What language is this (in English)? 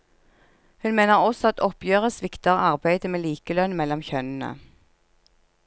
Norwegian